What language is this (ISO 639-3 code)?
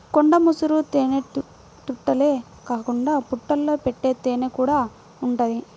tel